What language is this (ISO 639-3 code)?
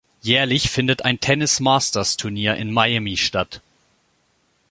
deu